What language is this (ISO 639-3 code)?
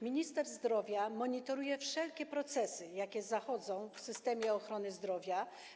pol